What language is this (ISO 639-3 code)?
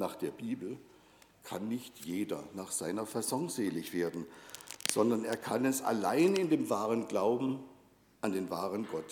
deu